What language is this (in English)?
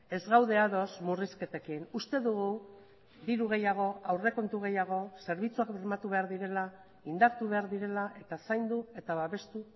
Basque